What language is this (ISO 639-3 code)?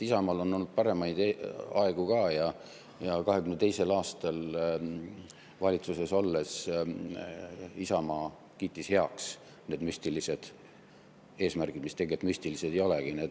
est